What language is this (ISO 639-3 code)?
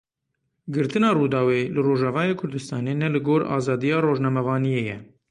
kur